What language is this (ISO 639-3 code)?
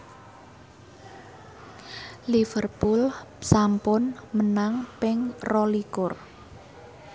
jav